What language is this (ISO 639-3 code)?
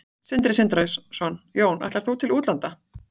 isl